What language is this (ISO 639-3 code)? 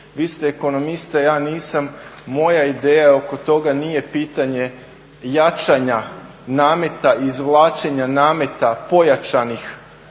hrv